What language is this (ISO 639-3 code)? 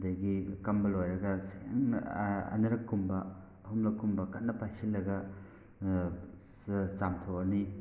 mni